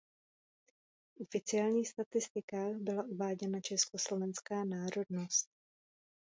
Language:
Czech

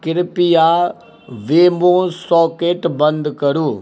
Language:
Maithili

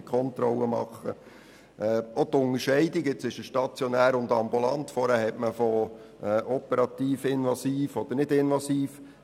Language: Swiss German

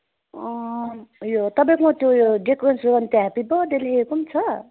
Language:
Nepali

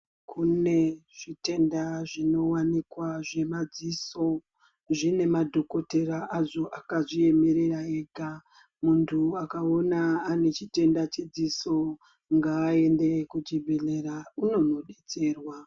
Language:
Ndau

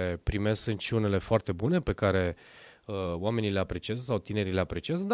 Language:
Romanian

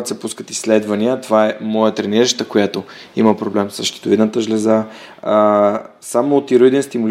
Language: Bulgarian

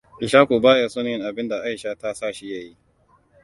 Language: Hausa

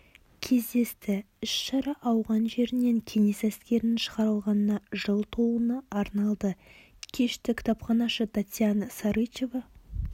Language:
Kazakh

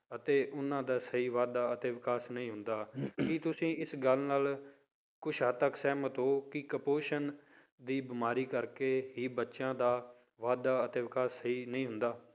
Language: Punjabi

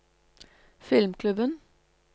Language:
Norwegian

